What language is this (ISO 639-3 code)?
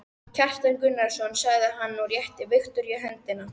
isl